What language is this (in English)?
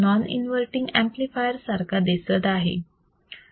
Marathi